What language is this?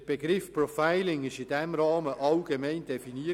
Swiss German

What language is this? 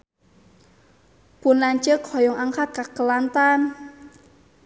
Sundanese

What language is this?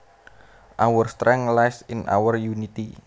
Javanese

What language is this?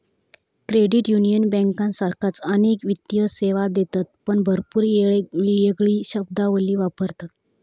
Marathi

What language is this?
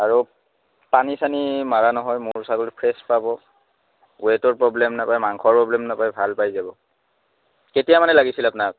Assamese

